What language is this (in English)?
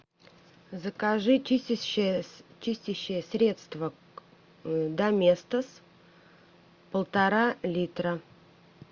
Russian